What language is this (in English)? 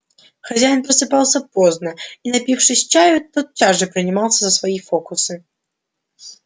Russian